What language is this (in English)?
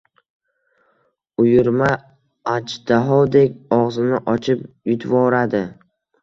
Uzbek